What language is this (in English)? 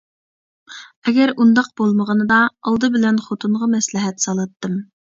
Uyghur